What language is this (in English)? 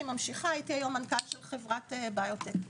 Hebrew